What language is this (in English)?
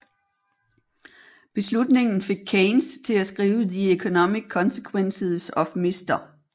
Danish